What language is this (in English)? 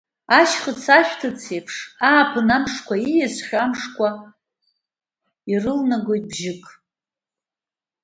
Abkhazian